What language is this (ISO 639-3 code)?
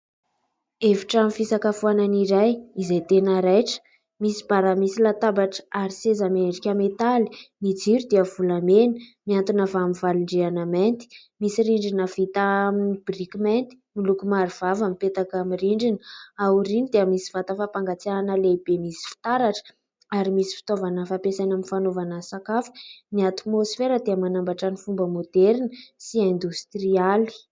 mlg